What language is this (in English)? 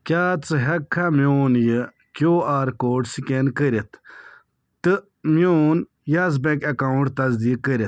Kashmiri